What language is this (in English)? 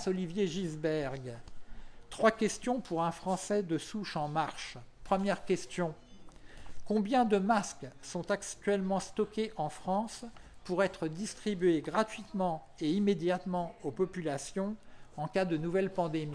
French